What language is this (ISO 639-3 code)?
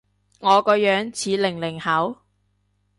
yue